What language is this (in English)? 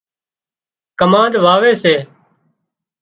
Wadiyara Koli